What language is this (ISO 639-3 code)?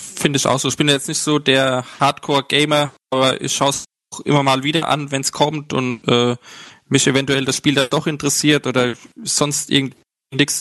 deu